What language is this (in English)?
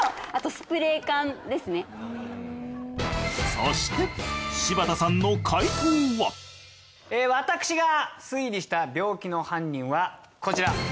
Japanese